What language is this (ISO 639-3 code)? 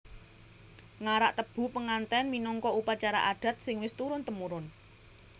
jav